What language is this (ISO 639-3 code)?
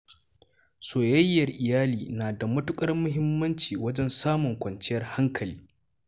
hau